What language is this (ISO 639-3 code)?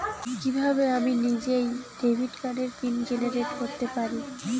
ben